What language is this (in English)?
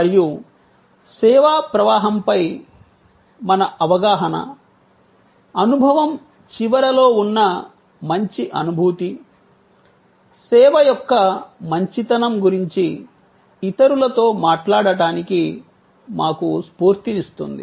Telugu